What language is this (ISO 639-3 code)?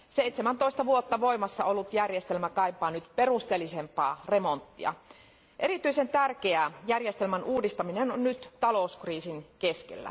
fin